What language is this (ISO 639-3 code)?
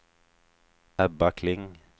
swe